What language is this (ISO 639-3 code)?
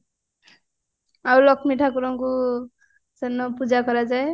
ori